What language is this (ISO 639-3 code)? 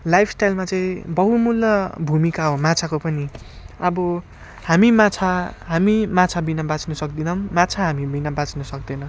nep